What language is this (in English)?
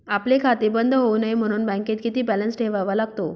Marathi